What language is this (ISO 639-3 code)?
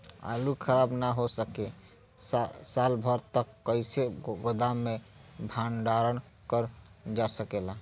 bho